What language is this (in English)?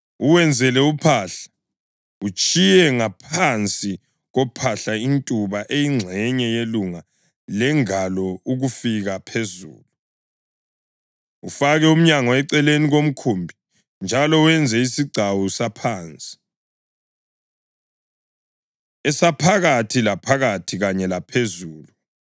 North Ndebele